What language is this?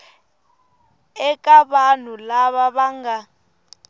Tsonga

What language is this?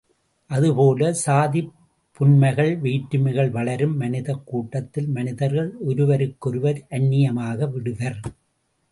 Tamil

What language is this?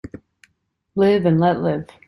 English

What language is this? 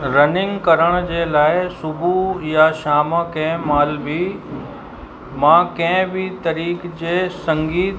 Sindhi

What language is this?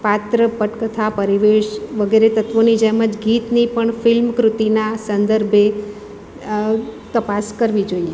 Gujarati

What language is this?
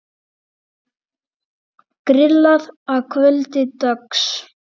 Icelandic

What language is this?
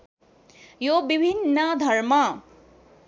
Nepali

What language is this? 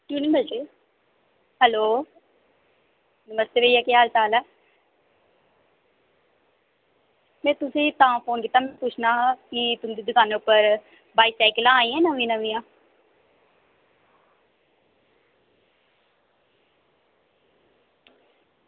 Dogri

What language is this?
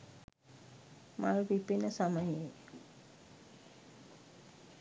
Sinhala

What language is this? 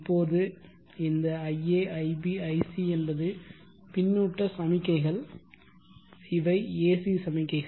Tamil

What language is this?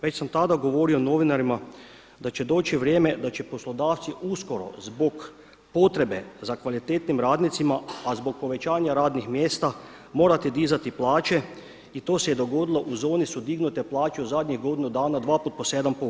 Croatian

